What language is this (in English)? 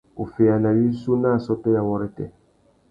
Tuki